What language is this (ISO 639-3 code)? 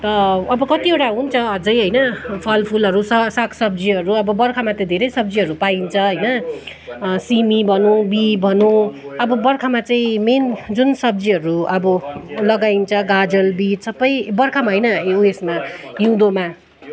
nep